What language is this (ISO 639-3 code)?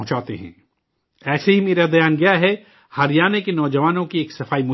urd